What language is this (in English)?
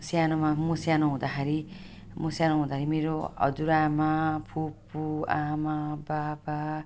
Nepali